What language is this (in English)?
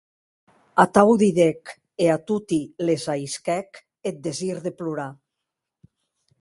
Occitan